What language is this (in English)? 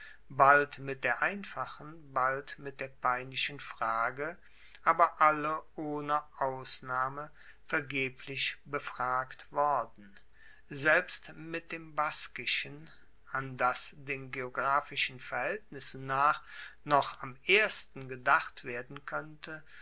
German